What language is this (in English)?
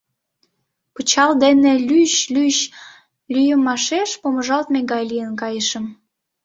Mari